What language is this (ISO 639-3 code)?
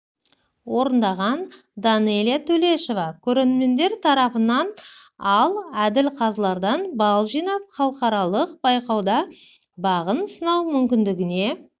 kaz